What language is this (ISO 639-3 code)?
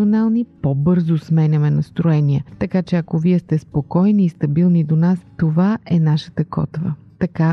bul